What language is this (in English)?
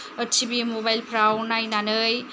Bodo